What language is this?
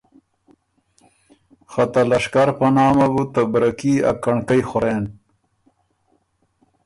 Ormuri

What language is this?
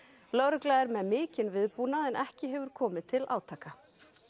Icelandic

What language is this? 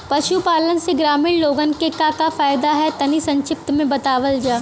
Bhojpuri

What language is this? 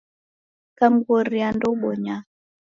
Taita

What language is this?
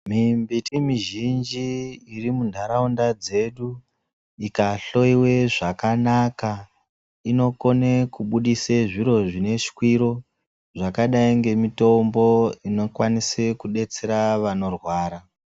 Ndau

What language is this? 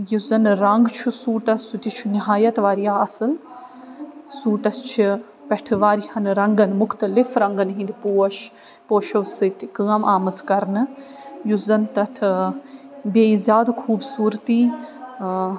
Kashmiri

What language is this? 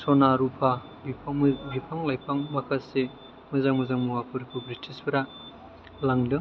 Bodo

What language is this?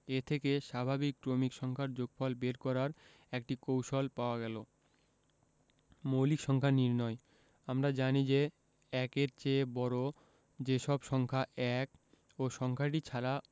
Bangla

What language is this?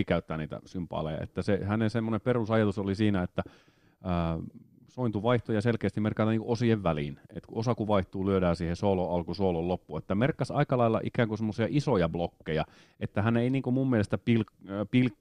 Finnish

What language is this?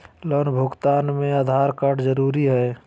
Magahi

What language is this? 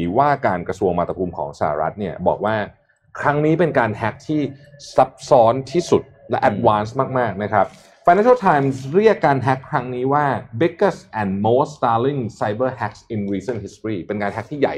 Thai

